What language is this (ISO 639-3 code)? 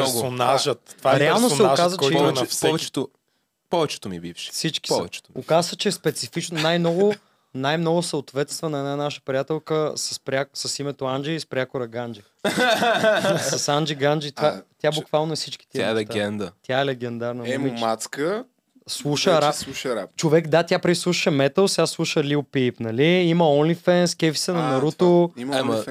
bul